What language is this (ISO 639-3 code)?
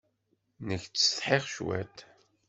kab